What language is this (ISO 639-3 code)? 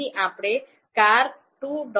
guj